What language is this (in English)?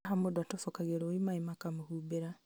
Kikuyu